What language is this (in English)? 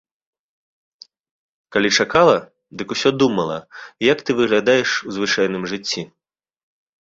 Belarusian